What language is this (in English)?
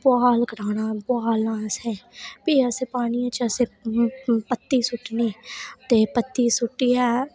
Dogri